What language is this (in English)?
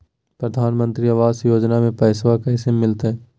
Magahi